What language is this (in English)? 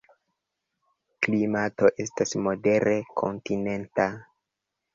Esperanto